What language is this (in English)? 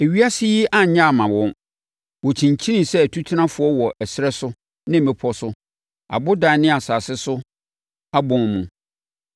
Akan